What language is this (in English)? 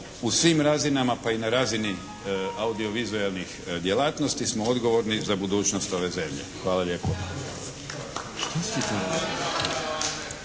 Croatian